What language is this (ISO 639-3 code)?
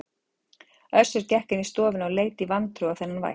isl